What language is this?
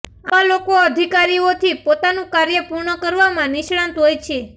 Gujarati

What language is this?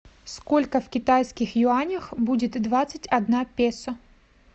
Russian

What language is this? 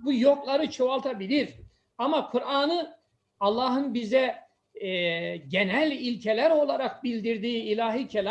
Turkish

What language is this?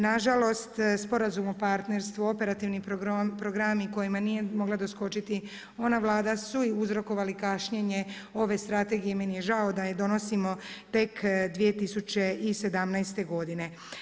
Croatian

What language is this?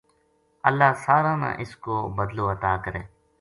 Gujari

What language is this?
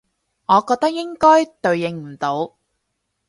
Cantonese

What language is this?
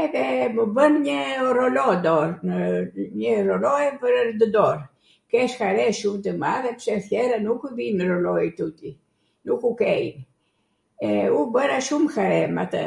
Arvanitika Albanian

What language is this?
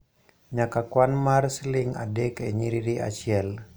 Luo (Kenya and Tanzania)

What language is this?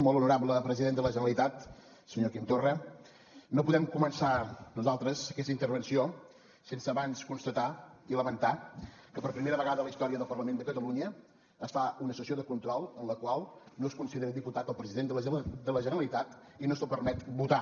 Catalan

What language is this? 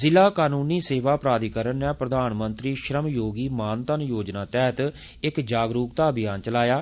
Dogri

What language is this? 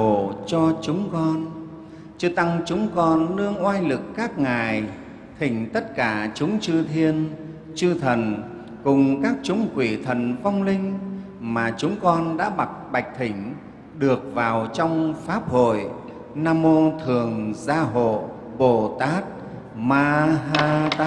Vietnamese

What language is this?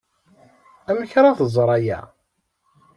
Kabyle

